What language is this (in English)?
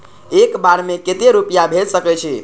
Maithili